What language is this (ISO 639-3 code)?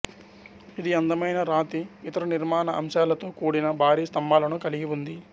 tel